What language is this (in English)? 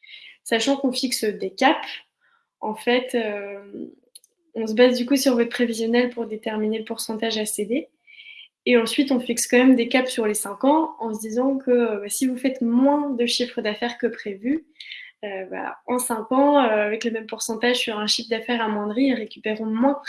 French